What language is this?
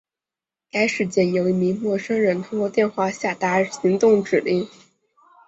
Chinese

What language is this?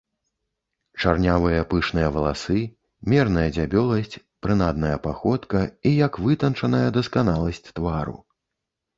Belarusian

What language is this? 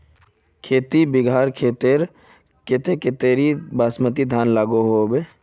Magahi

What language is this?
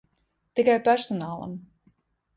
Latvian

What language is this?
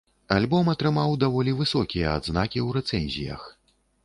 Belarusian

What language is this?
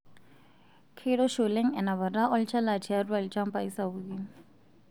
Masai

